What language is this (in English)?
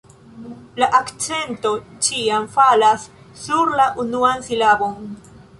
Esperanto